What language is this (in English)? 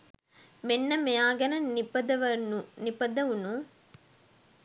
Sinhala